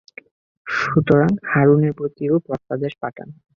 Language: Bangla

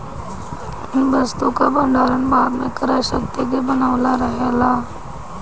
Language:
Bhojpuri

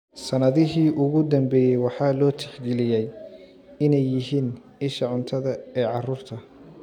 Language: Somali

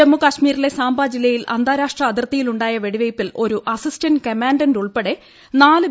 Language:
Malayalam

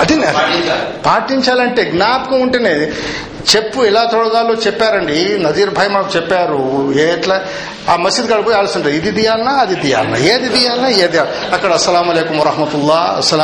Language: Telugu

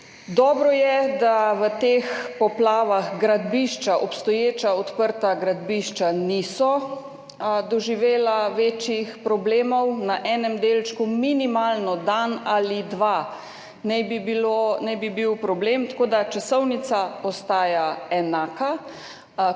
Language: Slovenian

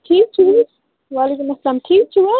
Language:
Kashmiri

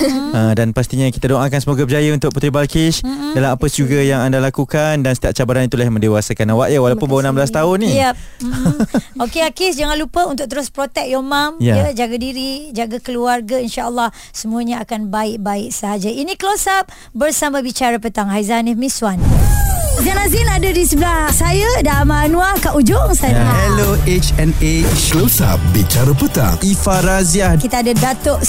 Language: Malay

